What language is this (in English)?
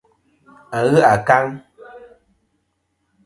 Kom